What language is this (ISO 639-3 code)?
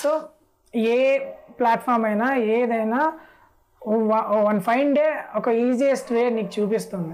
tel